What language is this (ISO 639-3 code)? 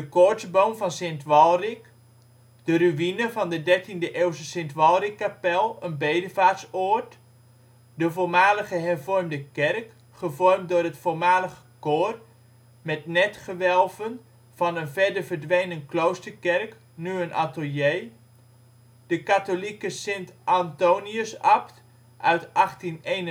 nld